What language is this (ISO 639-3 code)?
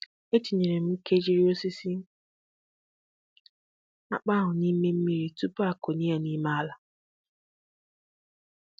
ibo